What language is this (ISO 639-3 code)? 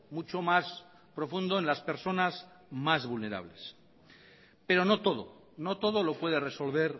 spa